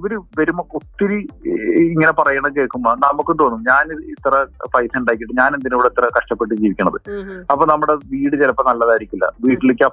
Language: Malayalam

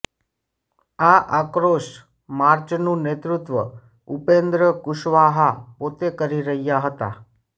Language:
Gujarati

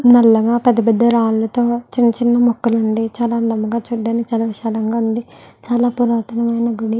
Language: Telugu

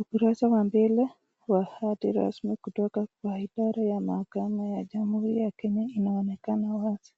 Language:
Swahili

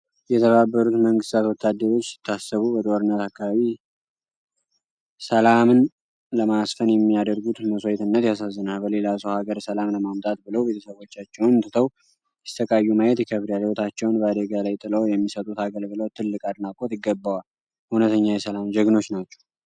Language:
Amharic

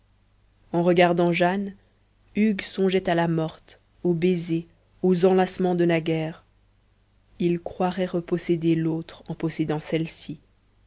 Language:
French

